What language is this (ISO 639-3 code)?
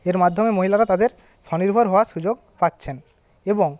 ben